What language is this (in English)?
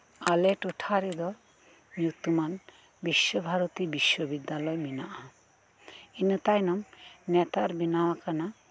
Santali